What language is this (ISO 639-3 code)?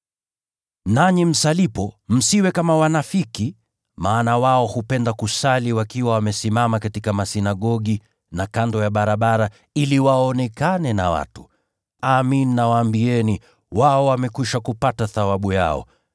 swa